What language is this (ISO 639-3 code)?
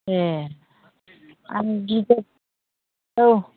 brx